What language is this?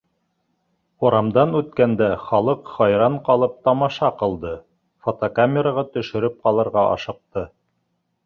Bashkir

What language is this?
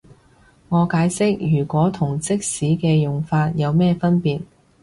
Cantonese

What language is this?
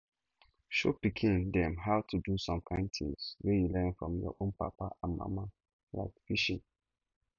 Nigerian Pidgin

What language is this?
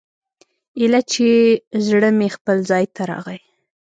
Pashto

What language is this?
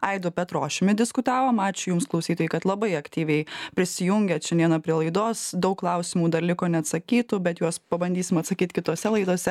Lithuanian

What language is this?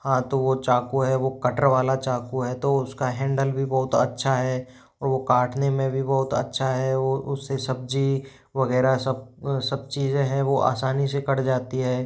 Hindi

